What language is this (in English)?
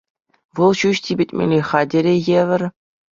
Chuvash